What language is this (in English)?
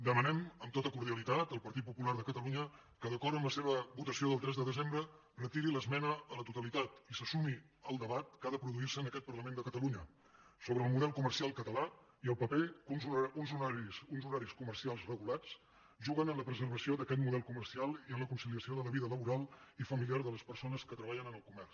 Catalan